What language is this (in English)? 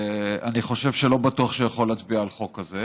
Hebrew